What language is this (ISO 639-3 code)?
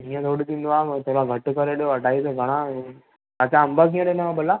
snd